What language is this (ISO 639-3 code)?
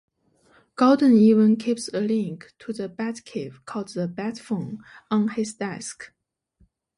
eng